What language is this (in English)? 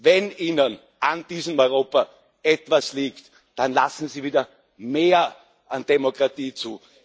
German